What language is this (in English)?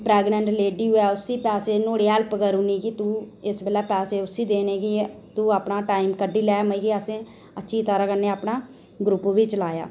Dogri